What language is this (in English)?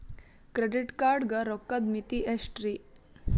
Kannada